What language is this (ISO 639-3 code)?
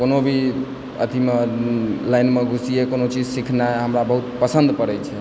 mai